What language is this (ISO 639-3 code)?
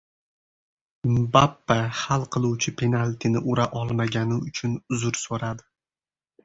uzb